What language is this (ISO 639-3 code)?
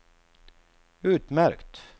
swe